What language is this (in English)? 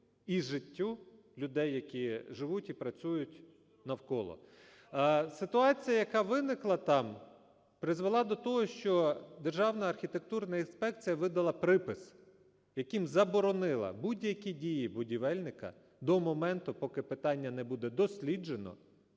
Ukrainian